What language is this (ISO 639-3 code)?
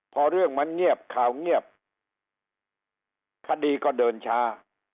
tha